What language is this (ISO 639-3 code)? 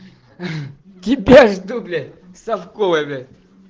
rus